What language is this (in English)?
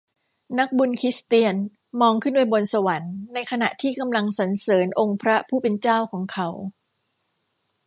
Thai